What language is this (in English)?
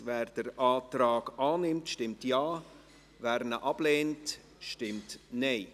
Swiss German